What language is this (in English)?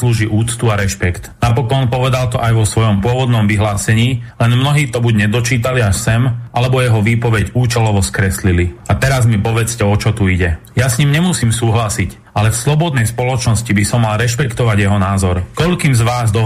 Slovak